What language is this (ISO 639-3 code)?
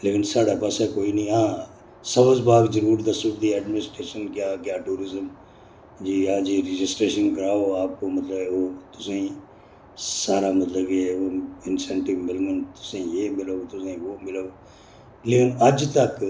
doi